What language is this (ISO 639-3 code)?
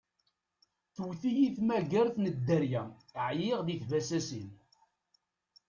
kab